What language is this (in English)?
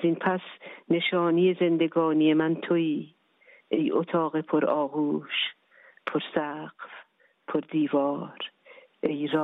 Persian